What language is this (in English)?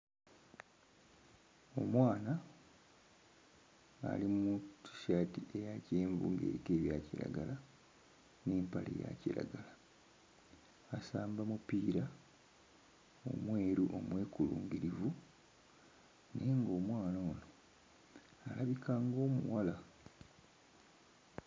Ganda